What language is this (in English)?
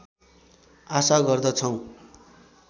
Nepali